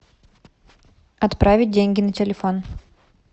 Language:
Russian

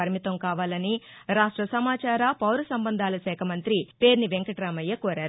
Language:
Telugu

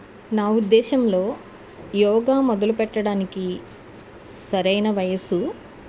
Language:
Telugu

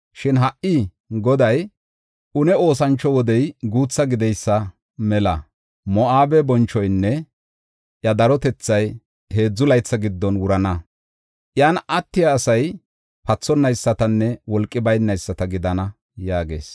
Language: Gofa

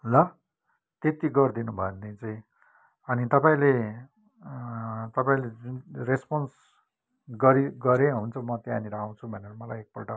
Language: Nepali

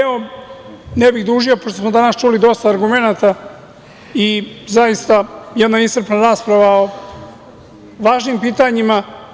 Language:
Serbian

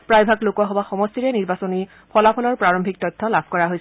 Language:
Assamese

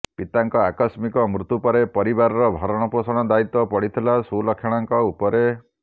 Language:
Odia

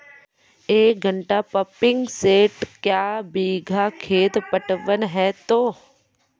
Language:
Maithili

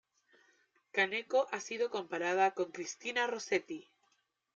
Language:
Spanish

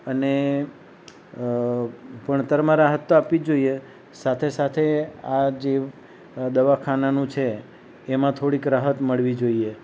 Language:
Gujarati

